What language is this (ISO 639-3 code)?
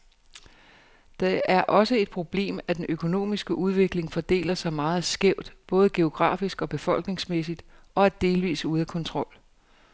dan